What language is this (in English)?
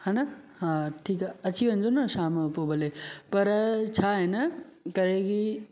Sindhi